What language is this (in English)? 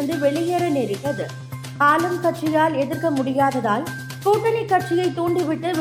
Tamil